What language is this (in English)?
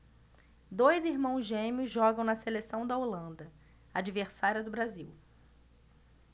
Portuguese